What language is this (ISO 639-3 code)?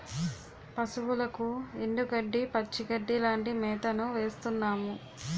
tel